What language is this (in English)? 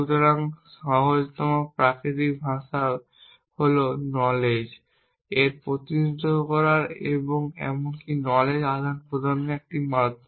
Bangla